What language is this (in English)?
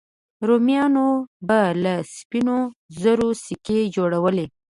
Pashto